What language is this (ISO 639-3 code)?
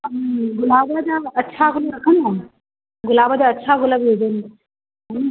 snd